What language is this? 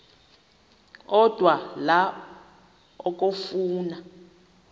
Xhosa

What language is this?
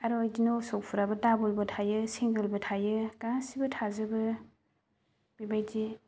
Bodo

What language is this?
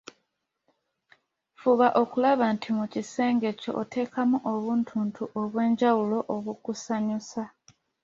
Ganda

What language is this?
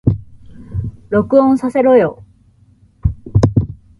Japanese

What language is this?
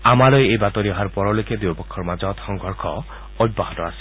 Assamese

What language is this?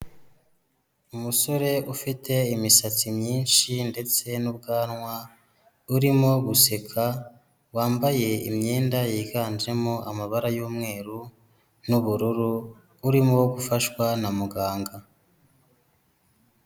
Kinyarwanda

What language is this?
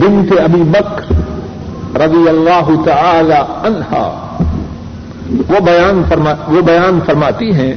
Urdu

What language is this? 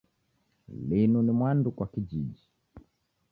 Taita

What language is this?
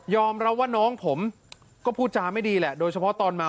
Thai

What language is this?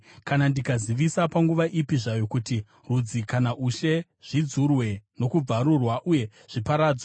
Shona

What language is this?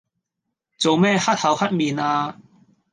Cantonese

